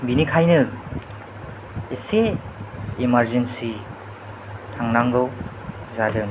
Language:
Bodo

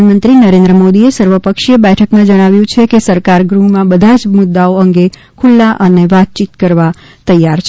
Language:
Gujarati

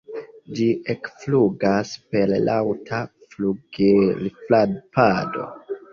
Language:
Esperanto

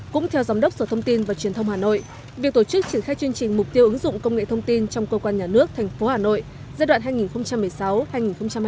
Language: Vietnamese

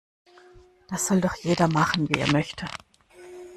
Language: German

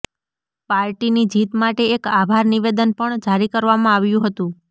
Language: Gujarati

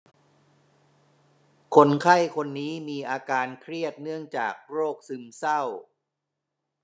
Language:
Thai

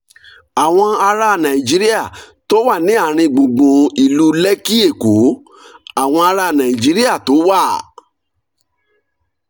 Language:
Yoruba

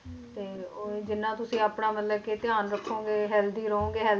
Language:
Punjabi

